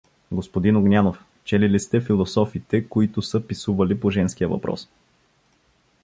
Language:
Bulgarian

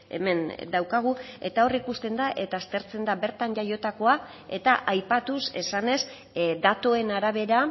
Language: Basque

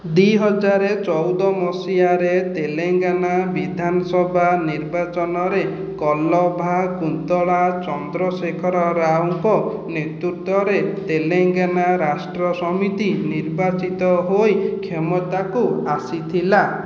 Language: Odia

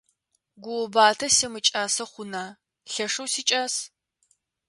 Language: Adyghe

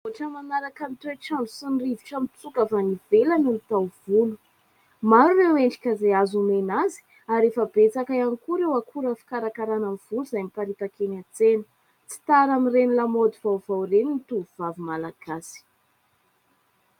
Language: Malagasy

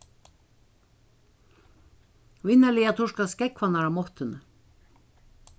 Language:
Faroese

